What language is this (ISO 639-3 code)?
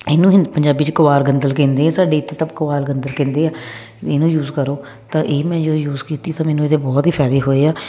pan